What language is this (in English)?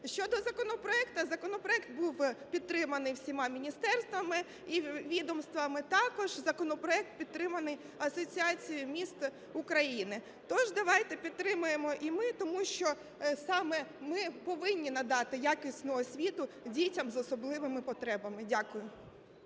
Ukrainian